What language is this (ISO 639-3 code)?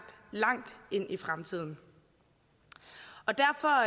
dan